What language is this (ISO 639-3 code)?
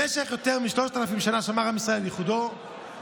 heb